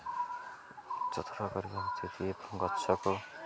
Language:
Odia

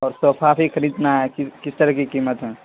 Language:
Urdu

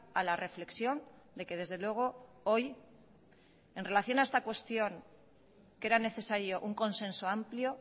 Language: Spanish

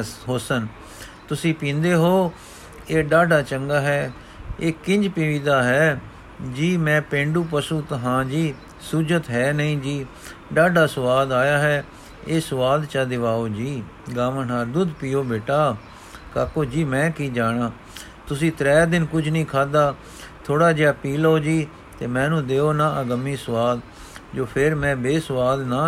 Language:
Punjabi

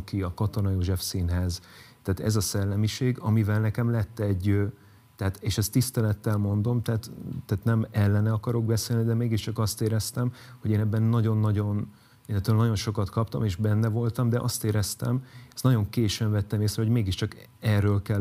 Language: Hungarian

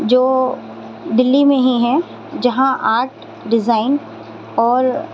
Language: Urdu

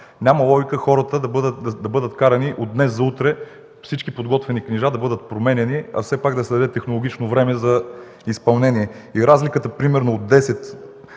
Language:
Bulgarian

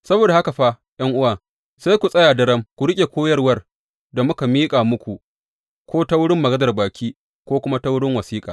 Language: Hausa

